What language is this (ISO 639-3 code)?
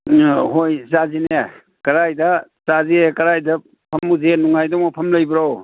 mni